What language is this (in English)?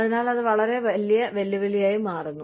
Malayalam